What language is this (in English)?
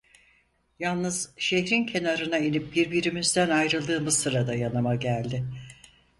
Turkish